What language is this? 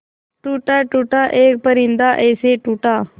Hindi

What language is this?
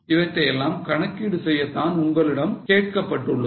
Tamil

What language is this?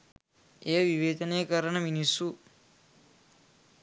Sinhala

